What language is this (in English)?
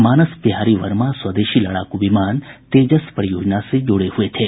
Hindi